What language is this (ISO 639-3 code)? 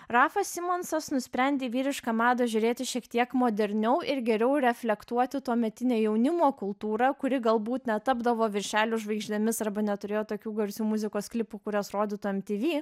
lit